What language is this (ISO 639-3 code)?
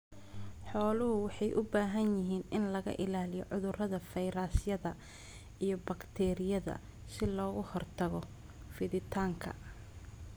som